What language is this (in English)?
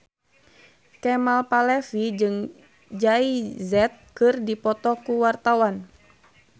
Sundanese